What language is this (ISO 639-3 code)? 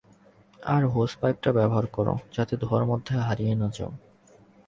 ben